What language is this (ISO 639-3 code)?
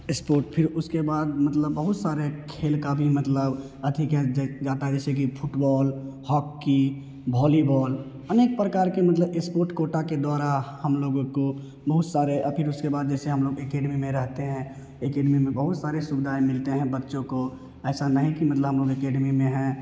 hin